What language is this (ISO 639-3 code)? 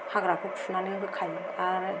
brx